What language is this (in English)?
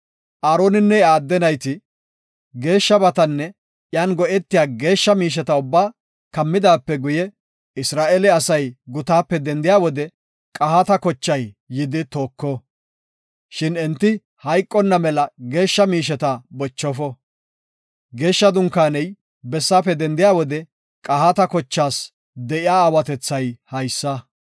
Gofa